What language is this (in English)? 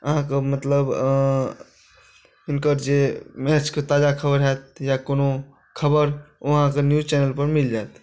Maithili